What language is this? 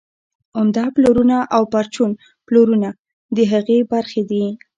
Pashto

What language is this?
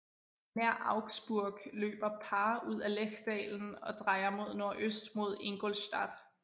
Danish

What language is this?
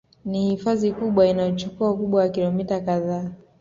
Swahili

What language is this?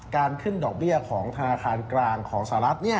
Thai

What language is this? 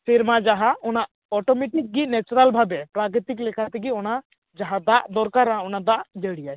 Santali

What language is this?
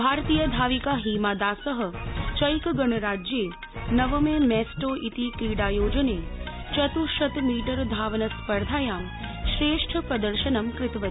Sanskrit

